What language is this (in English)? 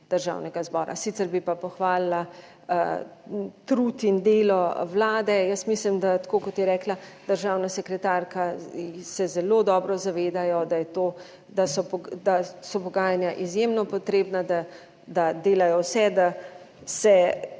Slovenian